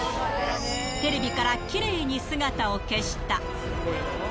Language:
Japanese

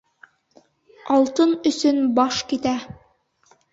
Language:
Bashkir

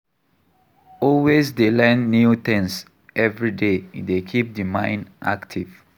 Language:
Nigerian Pidgin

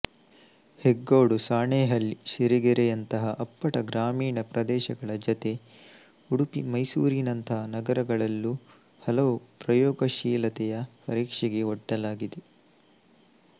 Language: Kannada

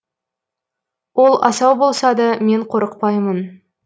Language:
Kazakh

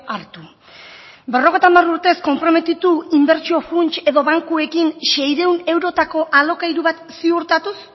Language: Basque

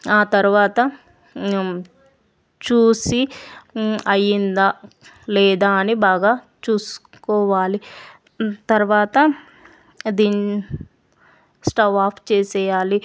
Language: Telugu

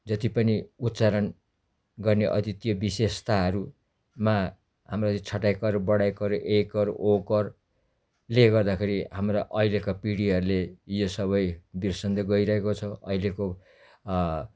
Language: Nepali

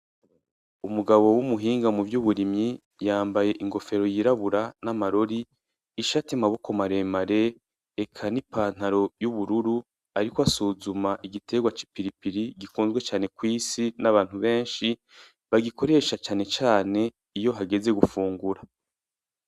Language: Rundi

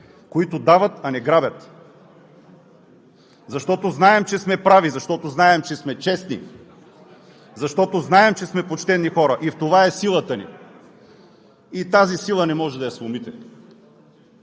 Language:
Bulgarian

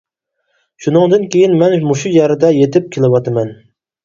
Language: Uyghur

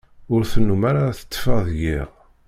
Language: Kabyle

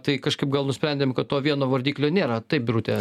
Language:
Lithuanian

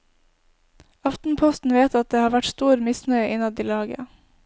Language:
Norwegian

